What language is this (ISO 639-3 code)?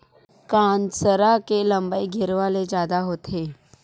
hne